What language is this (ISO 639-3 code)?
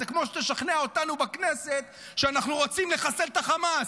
heb